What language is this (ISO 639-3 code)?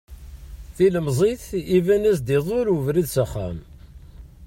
kab